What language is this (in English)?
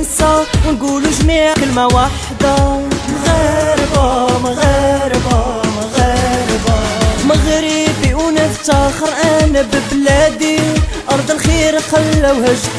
Arabic